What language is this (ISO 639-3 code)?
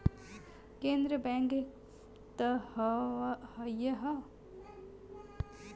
bho